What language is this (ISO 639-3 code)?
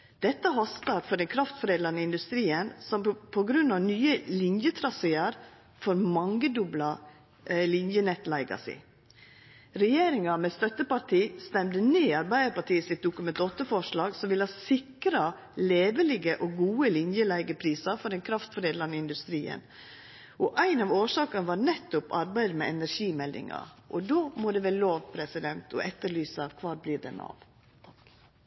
nno